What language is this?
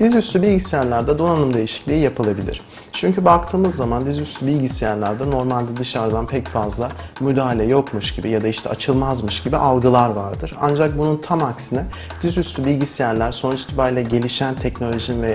Turkish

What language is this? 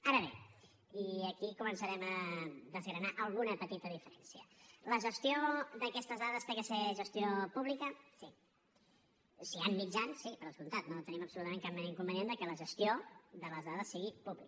Catalan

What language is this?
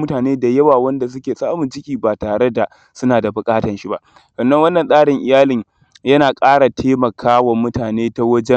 Hausa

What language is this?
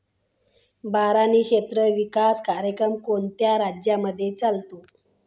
Marathi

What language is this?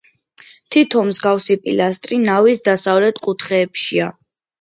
Georgian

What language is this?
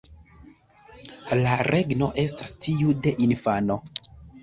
Esperanto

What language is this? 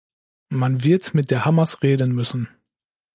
German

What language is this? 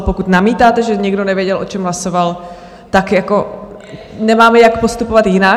Czech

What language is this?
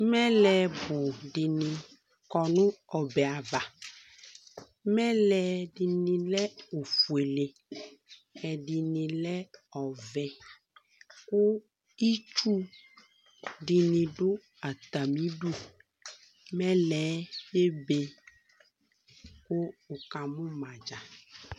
Ikposo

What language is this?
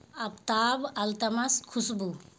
Urdu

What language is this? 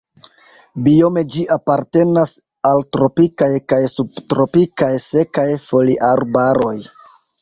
Esperanto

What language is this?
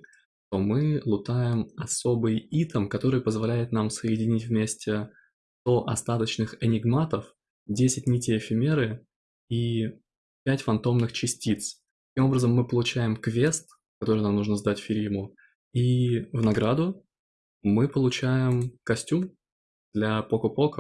Russian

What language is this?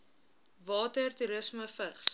Afrikaans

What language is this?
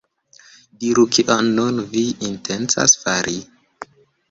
Esperanto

